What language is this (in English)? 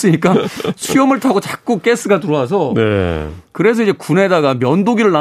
Korean